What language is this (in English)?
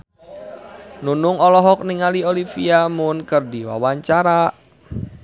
Sundanese